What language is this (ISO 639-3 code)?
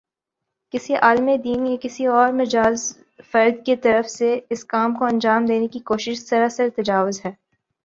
urd